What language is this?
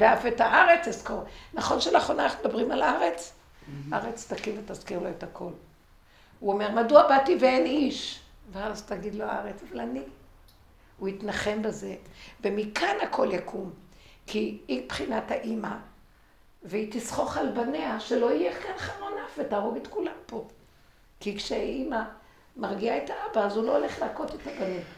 Hebrew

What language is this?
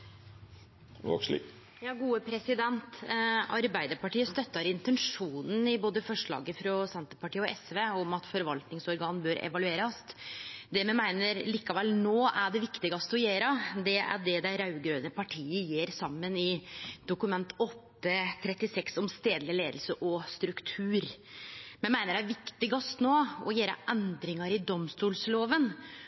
Norwegian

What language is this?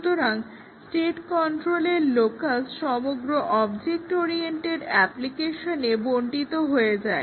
Bangla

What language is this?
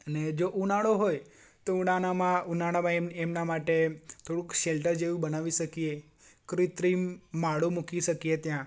Gujarati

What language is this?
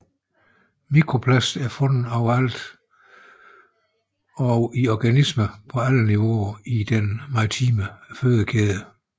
Danish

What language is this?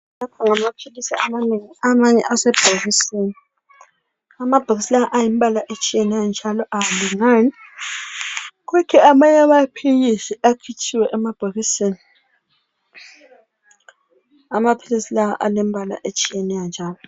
North Ndebele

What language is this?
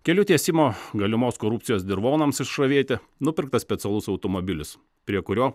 Lithuanian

